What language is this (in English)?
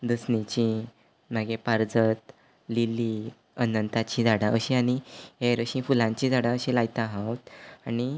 Konkani